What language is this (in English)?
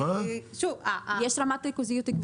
Hebrew